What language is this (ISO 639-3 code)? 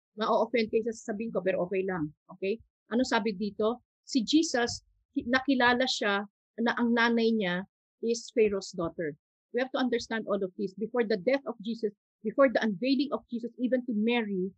fil